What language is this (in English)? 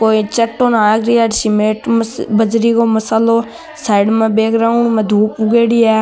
Marwari